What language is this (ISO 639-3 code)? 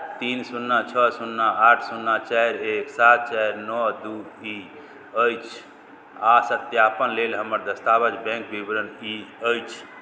mai